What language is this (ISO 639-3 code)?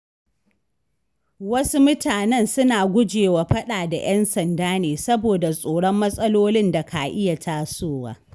hau